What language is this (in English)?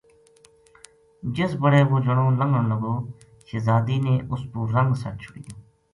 Gujari